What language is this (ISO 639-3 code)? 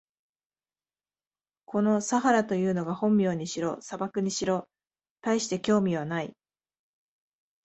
jpn